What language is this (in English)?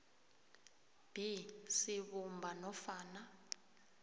South Ndebele